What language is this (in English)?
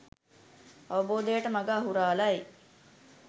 Sinhala